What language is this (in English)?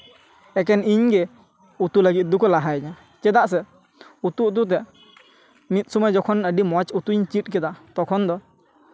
Santali